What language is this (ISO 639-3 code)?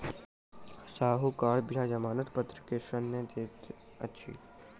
mai